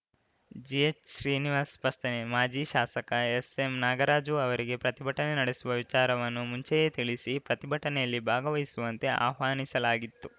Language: Kannada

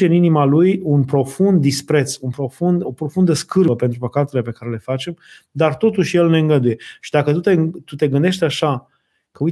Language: Romanian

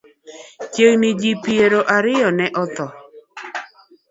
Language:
Luo (Kenya and Tanzania)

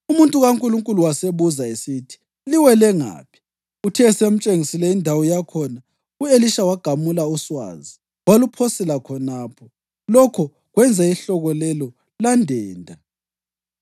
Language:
North Ndebele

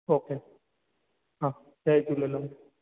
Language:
Sindhi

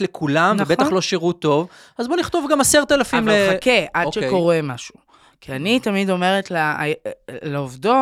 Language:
Hebrew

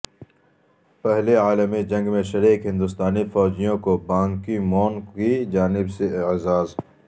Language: Urdu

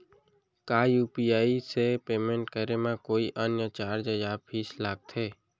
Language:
Chhattisgarhi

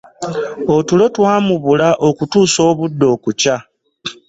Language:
Ganda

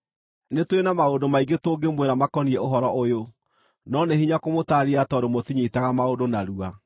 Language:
Kikuyu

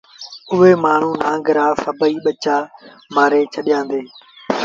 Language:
Sindhi Bhil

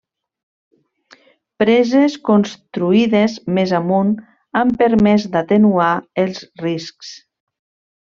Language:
Catalan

